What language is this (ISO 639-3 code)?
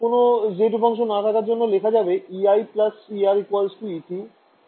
ben